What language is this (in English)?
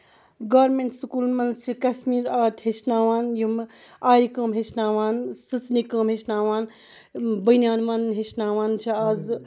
Kashmiri